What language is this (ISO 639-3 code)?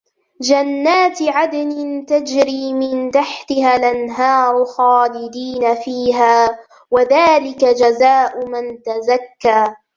ara